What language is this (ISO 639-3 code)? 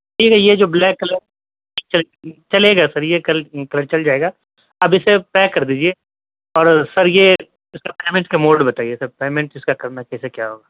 urd